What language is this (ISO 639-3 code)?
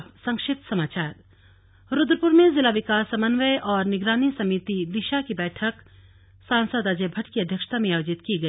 hin